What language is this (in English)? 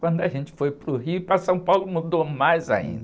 Portuguese